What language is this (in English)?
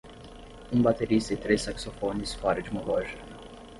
Portuguese